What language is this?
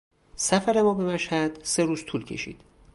Persian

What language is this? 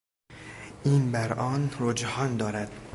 Persian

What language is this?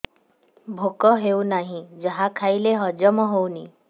Odia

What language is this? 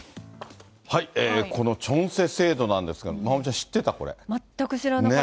Japanese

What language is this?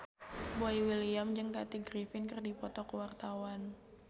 Sundanese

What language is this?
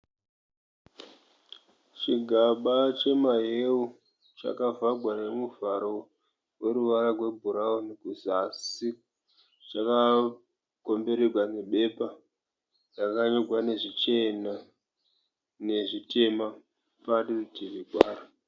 Shona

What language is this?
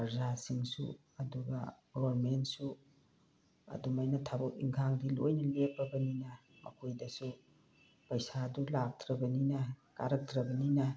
Manipuri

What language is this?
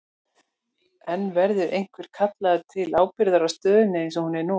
Icelandic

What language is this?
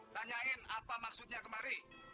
Indonesian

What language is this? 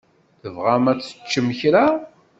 Kabyle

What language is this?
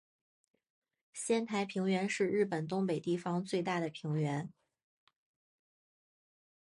Chinese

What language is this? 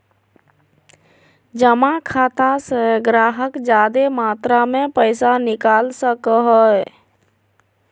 Magahi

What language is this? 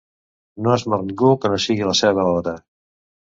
Catalan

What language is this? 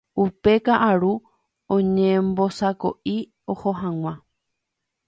Guarani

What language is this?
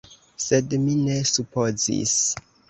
Esperanto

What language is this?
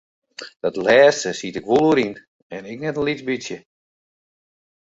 Western Frisian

